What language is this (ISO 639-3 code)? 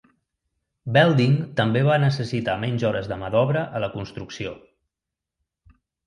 cat